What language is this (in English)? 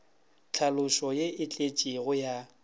Northern Sotho